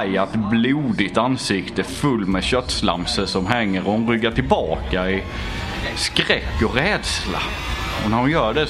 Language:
Swedish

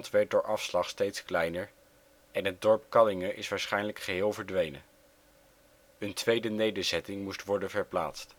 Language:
Dutch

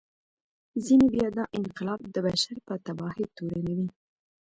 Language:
Pashto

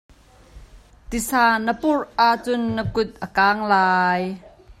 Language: Hakha Chin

